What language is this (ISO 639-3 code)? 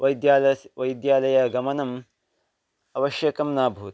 san